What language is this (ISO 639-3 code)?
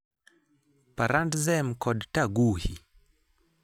luo